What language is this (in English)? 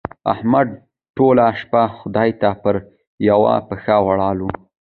Pashto